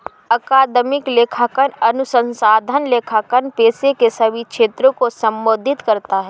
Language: Hindi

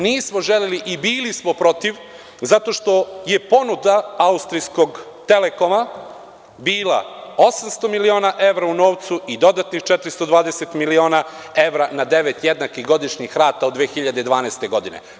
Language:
Serbian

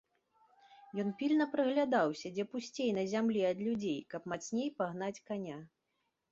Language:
Belarusian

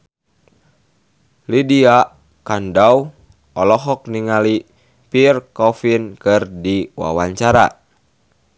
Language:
Sundanese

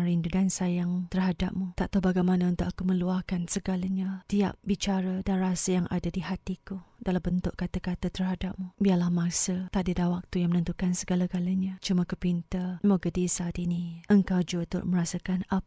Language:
Malay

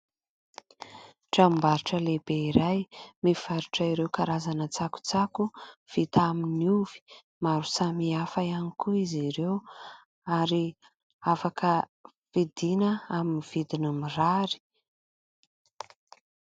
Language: Malagasy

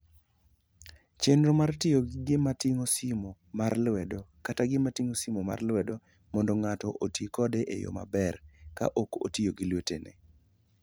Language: Luo (Kenya and Tanzania)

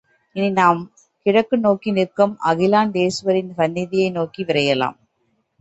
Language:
Tamil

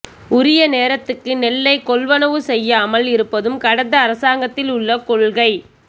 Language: Tamil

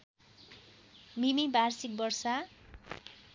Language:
Nepali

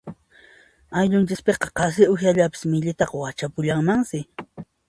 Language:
Puno Quechua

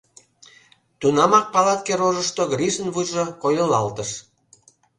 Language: Mari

